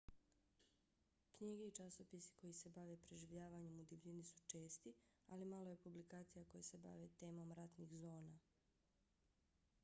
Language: Bosnian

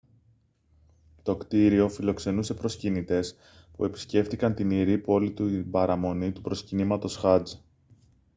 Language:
Greek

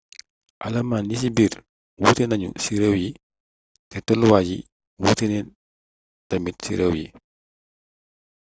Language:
Wolof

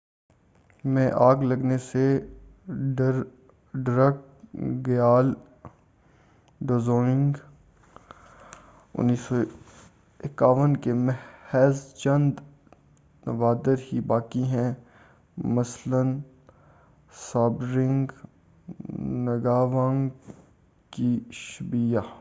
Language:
Urdu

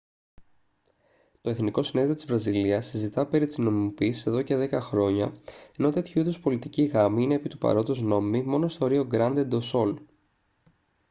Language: Greek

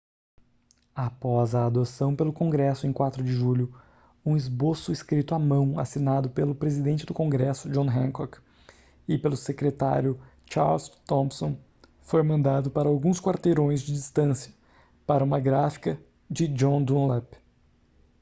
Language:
Portuguese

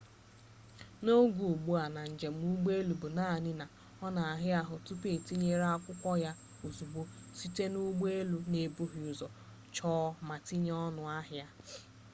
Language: Igbo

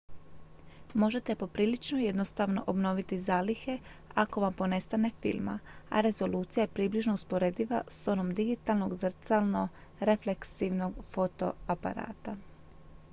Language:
Croatian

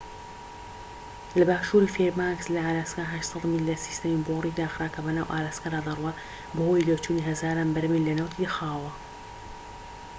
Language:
Central Kurdish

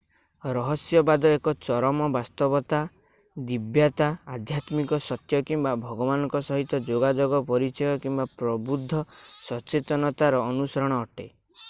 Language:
Odia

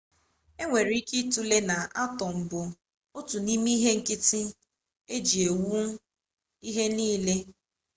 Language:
Igbo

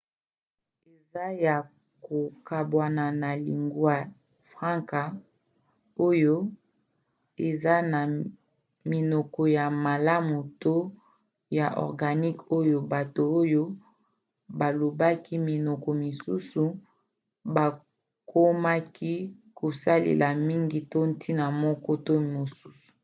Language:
Lingala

